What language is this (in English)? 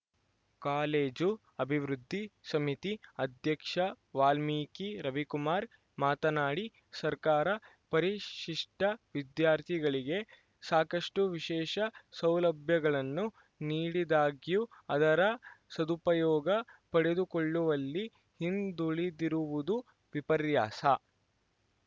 Kannada